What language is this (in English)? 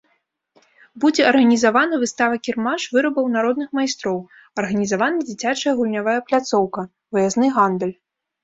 Belarusian